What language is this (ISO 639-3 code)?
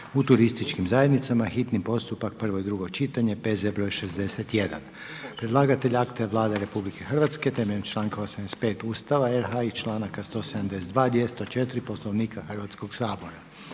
hrv